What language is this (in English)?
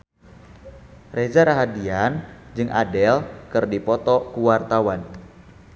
Sundanese